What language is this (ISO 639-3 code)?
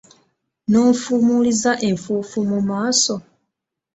lug